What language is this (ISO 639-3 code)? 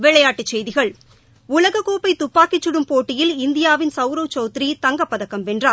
tam